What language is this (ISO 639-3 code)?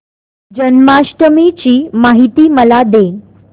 mar